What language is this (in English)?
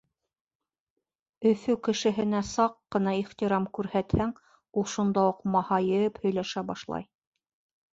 Bashkir